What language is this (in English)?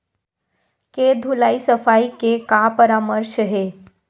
Chhattisgarhi